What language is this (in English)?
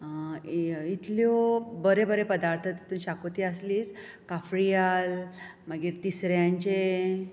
Konkani